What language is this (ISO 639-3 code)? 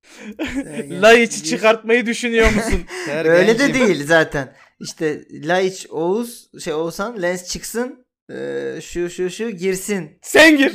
tur